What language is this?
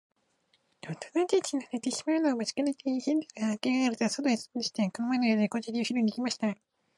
Japanese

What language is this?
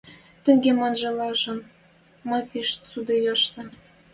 Western Mari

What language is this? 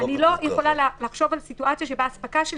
Hebrew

